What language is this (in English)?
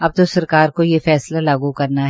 Hindi